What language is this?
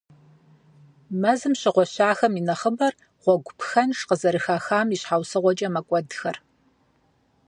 Kabardian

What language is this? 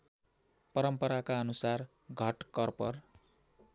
Nepali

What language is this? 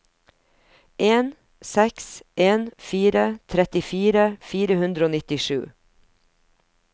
Norwegian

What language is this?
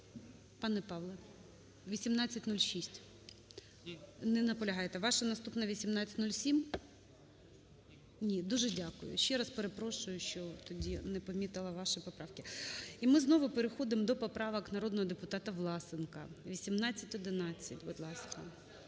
Ukrainian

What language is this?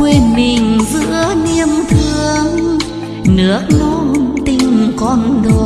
Vietnamese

